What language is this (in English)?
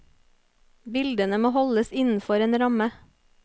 Norwegian